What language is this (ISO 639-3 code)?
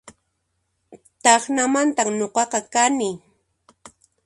qxp